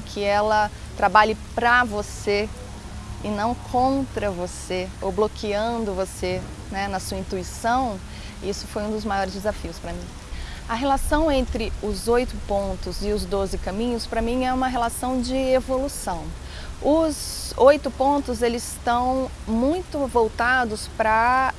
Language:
Portuguese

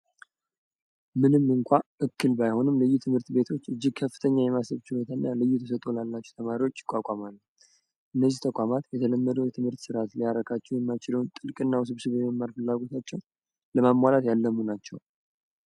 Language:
Amharic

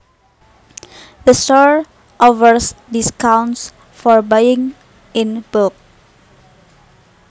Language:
Javanese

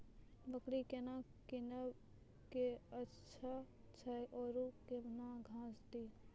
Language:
Maithili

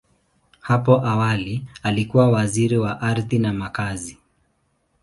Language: Swahili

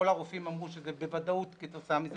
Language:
Hebrew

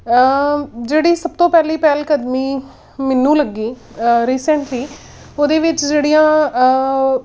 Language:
Punjabi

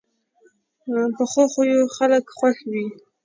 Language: Pashto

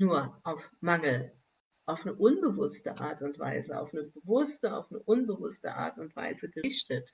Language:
German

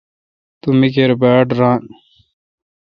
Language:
Kalkoti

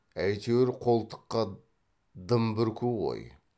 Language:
Kazakh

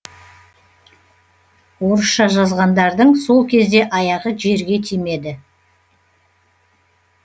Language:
Kazakh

